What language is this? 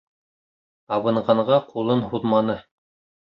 Bashkir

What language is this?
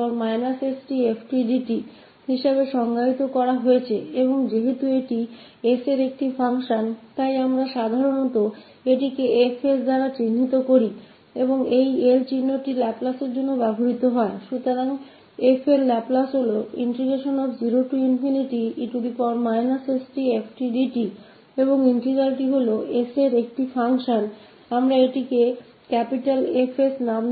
Hindi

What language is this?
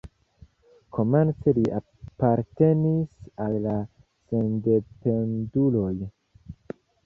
Esperanto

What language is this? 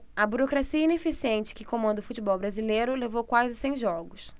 Portuguese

